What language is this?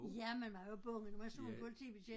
Danish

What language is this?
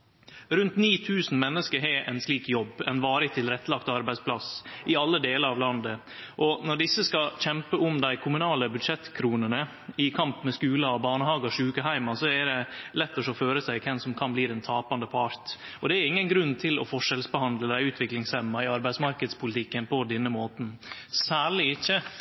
Norwegian Nynorsk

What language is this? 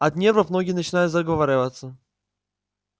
Russian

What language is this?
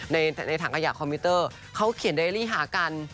Thai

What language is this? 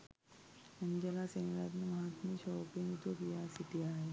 Sinhala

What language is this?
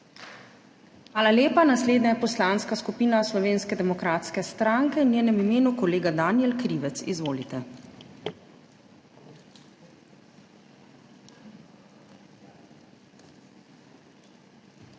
Slovenian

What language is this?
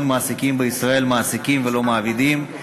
Hebrew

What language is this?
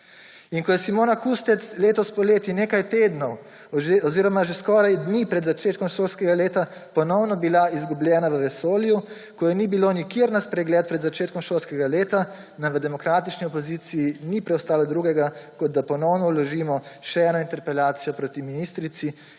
Slovenian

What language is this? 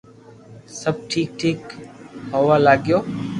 Loarki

